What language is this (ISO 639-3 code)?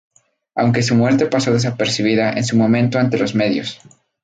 spa